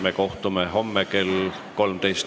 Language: Estonian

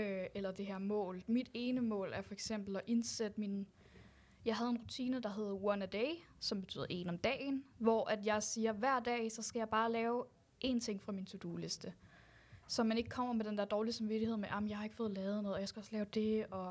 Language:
Danish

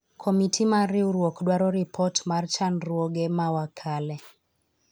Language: Luo (Kenya and Tanzania)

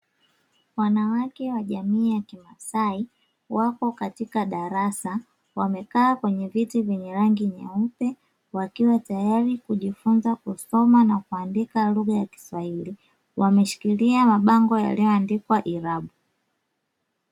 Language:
Swahili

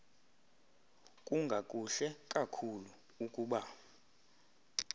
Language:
Xhosa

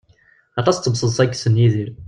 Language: Kabyle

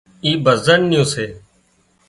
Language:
Wadiyara Koli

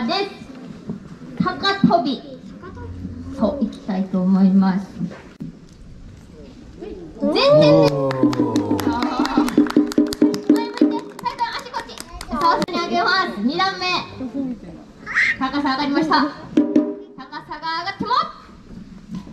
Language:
Korean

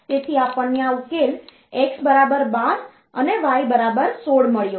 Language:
Gujarati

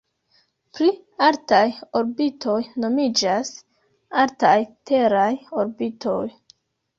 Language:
Esperanto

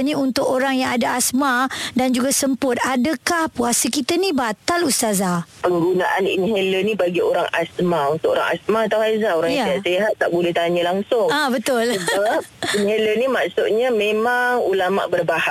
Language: Malay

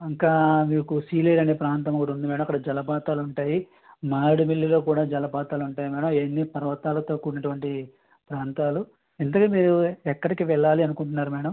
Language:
Telugu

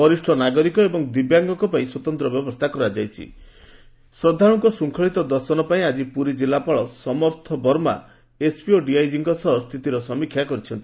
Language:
Odia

